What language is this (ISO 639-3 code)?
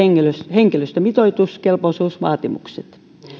fin